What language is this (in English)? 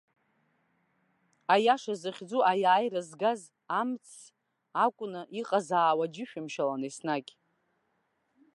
Abkhazian